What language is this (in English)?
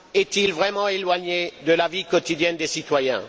French